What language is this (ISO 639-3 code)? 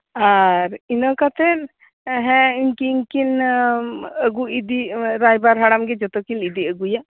sat